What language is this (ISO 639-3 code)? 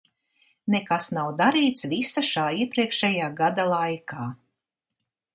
lav